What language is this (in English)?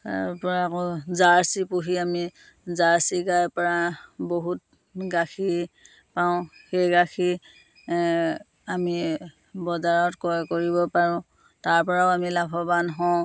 Assamese